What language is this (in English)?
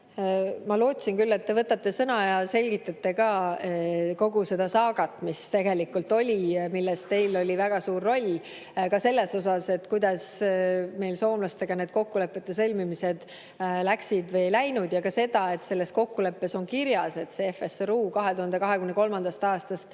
Estonian